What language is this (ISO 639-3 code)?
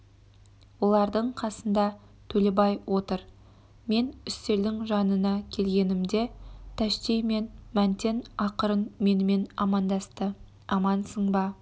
kaz